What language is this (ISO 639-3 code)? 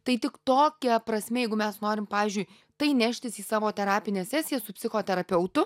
lit